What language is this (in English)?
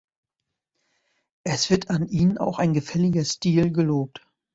German